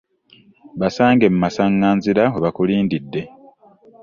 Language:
Ganda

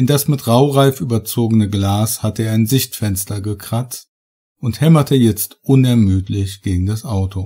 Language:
German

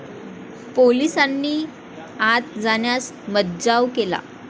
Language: Marathi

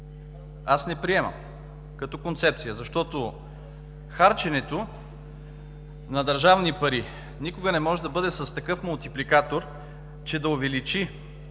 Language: Bulgarian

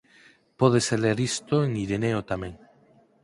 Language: Galician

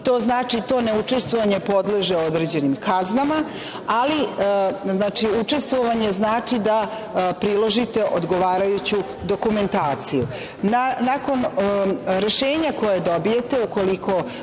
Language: Serbian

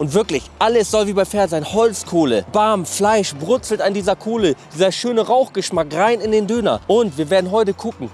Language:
German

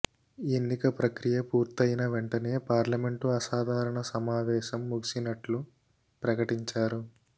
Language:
Telugu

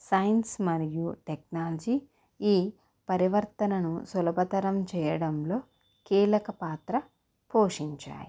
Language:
Telugu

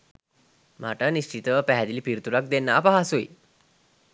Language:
Sinhala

